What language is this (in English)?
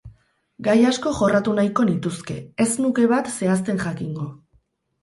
Basque